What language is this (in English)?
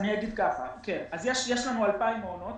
Hebrew